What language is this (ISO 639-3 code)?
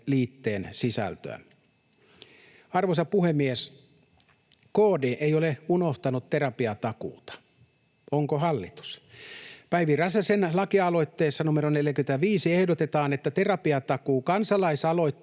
fin